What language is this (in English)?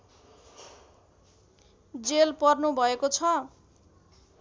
Nepali